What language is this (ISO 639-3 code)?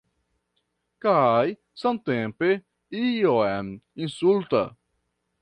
epo